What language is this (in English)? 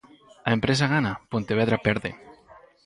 Galician